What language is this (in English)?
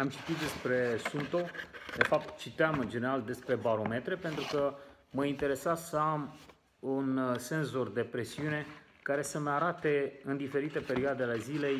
Romanian